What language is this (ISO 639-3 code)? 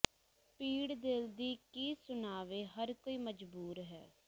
pan